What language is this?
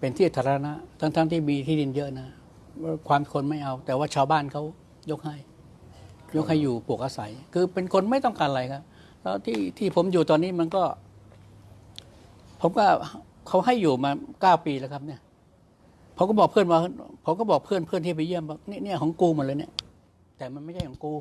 Thai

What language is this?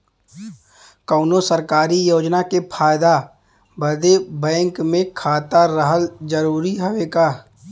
Bhojpuri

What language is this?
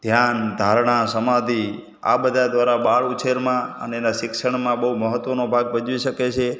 Gujarati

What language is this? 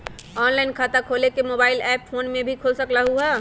Magahi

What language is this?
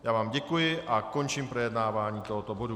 Czech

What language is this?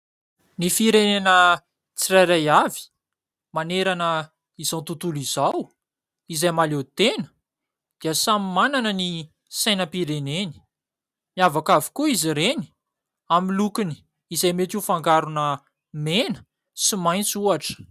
Malagasy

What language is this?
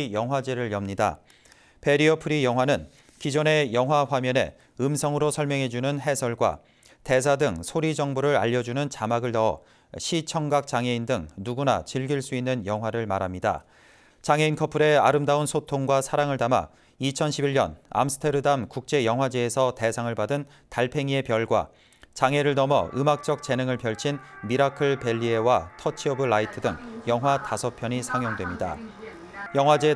Korean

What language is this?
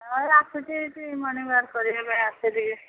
Odia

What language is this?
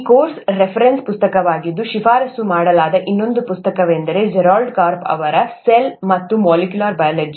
Kannada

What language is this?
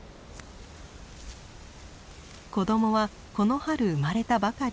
Japanese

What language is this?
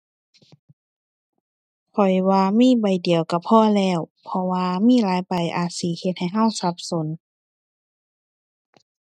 Thai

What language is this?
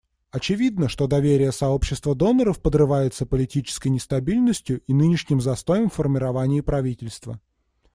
Russian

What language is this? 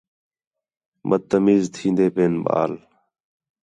Khetrani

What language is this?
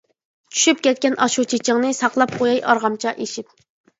Uyghur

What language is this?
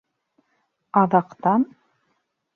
Bashkir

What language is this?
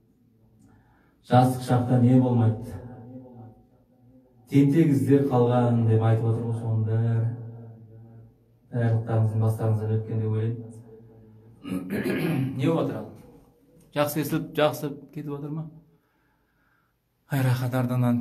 Turkish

